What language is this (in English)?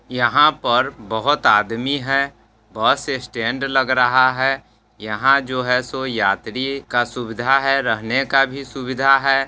Hindi